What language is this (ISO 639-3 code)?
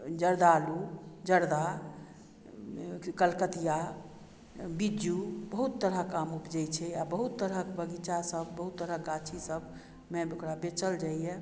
mai